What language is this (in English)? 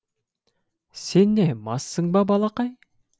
Kazakh